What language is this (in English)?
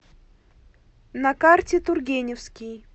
Russian